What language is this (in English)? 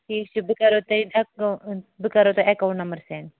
Kashmiri